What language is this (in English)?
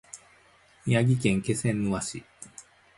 Japanese